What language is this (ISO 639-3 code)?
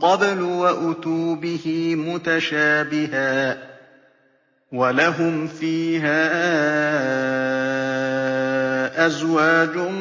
ara